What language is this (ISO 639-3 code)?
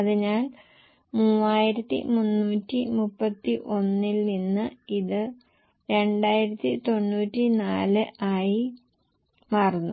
mal